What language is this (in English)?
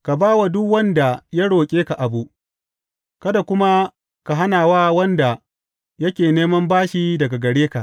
Hausa